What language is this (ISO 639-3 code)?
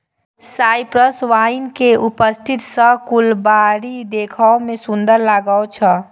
mai